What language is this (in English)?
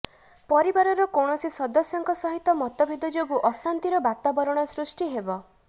Odia